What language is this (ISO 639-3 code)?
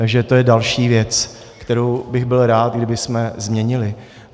ces